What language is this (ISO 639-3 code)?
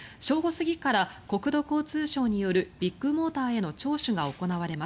jpn